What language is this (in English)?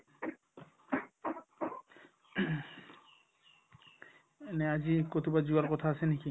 Assamese